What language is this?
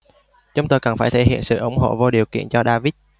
Vietnamese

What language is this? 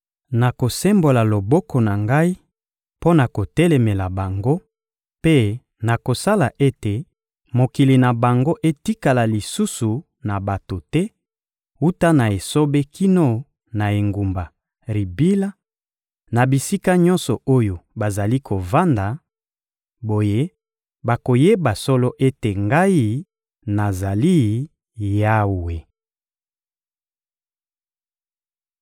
Lingala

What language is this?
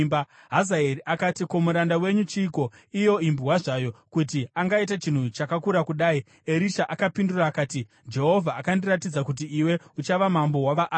Shona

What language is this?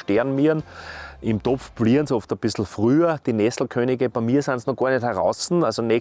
German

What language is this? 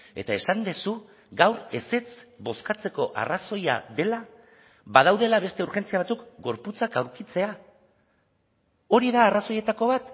Basque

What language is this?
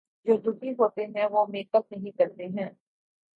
Urdu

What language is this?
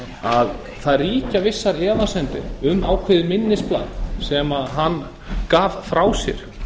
Icelandic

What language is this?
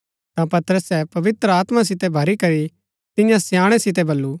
Gaddi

